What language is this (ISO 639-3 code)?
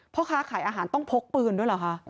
tha